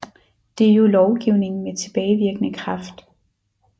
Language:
Danish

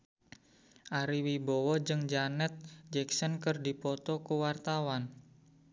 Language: Sundanese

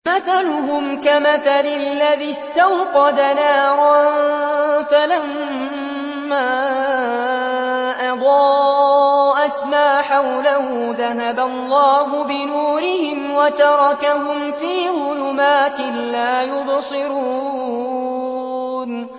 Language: Arabic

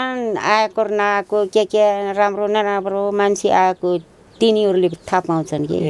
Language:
Romanian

